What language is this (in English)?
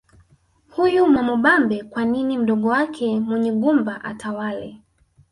Swahili